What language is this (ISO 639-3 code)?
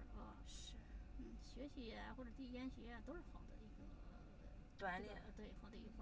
zho